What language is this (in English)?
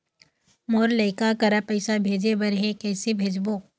Chhattisgarhi